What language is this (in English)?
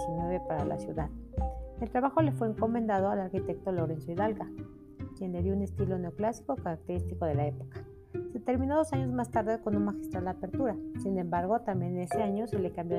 Spanish